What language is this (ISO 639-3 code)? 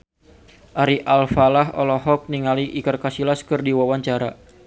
sun